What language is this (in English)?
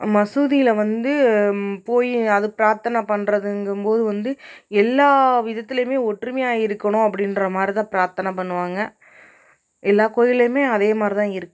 Tamil